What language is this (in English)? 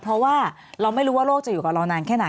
Thai